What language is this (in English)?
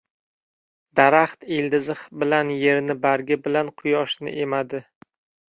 Uzbek